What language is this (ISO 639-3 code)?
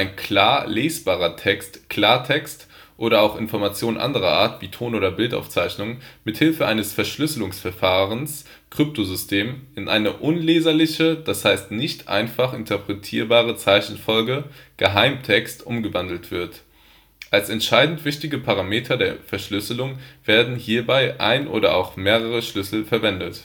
deu